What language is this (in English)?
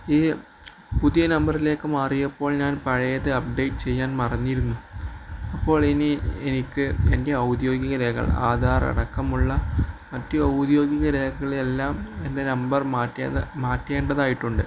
Malayalam